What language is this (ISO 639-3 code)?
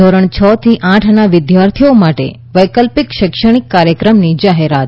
guj